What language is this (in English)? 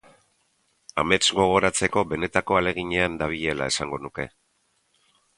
Basque